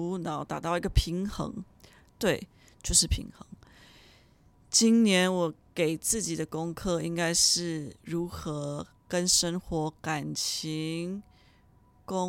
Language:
Chinese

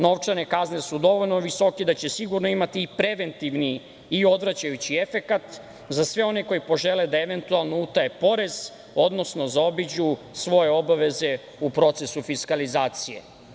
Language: Serbian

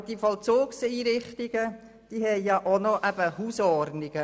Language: Swiss German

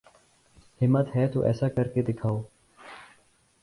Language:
Urdu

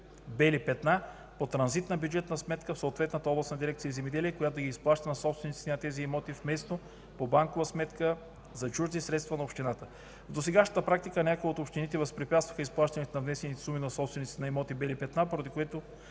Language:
Bulgarian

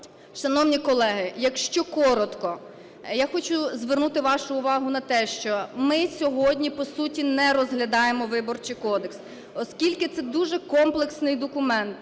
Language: Ukrainian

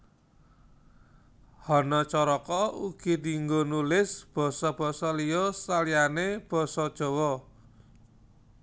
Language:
Javanese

